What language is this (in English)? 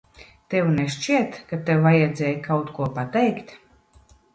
Latvian